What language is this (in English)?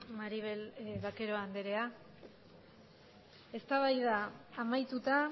Basque